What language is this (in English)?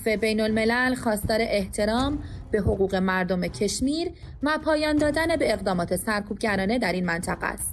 Persian